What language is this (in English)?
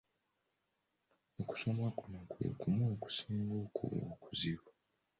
Ganda